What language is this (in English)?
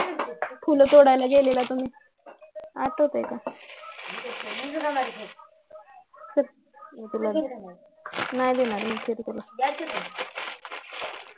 Marathi